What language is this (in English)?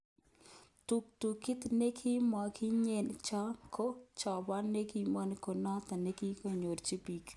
Kalenjin